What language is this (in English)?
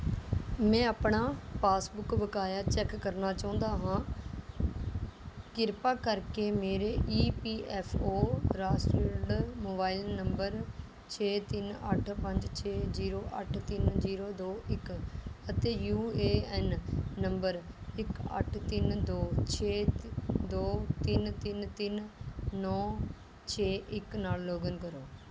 Punjabi